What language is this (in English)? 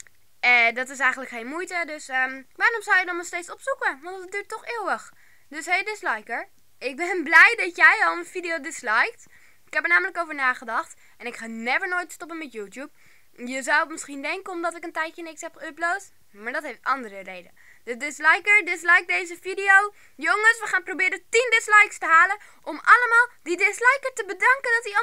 Dutch